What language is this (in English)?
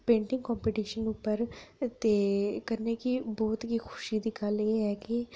Dogri